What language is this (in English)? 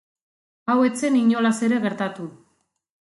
Basque